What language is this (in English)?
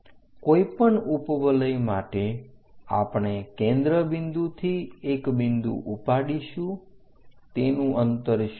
Gujarati